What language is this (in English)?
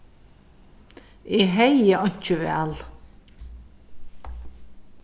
Faroese